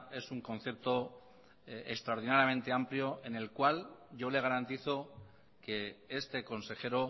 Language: Spanish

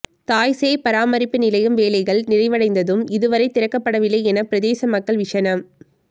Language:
Tamil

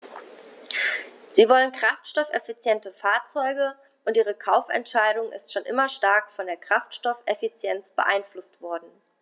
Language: German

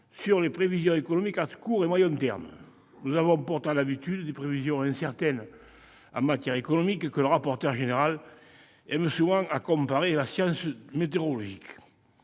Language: French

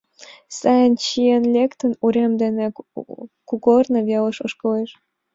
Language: Mari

